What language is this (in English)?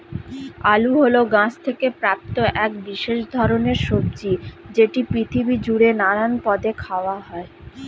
Bangla